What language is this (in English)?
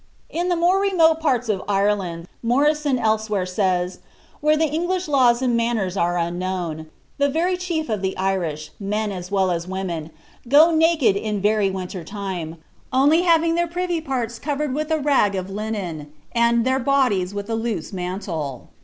English